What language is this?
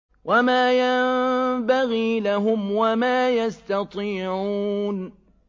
Arabic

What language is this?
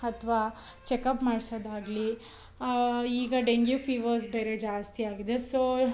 Kannada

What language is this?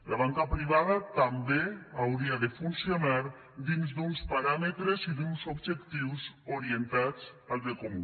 Catalan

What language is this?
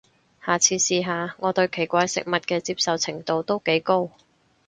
Cantonese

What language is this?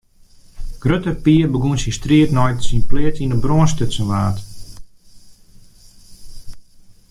Western Frisian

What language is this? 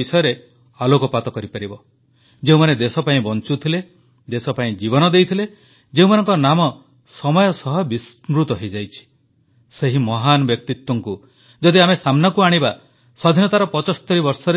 Odia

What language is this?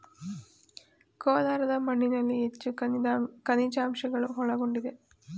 Kannada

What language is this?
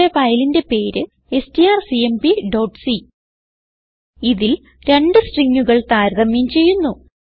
Malayalam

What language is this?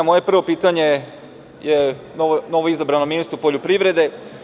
Serbian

